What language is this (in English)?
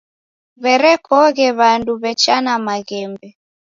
Taita